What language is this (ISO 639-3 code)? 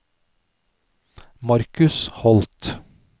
nor